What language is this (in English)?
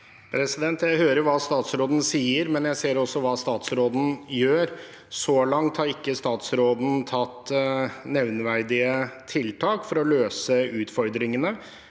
Norwegian